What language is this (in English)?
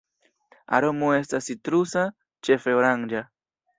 Esperanto